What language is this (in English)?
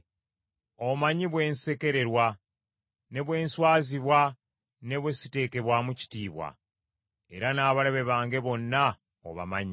Ganda